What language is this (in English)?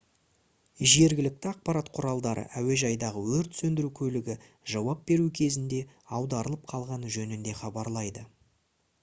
Kazakh